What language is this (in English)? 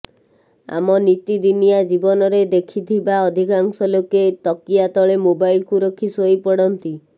Odia